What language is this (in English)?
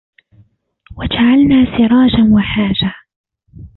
Arabic